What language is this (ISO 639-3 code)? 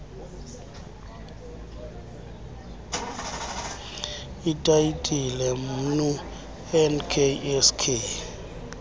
xho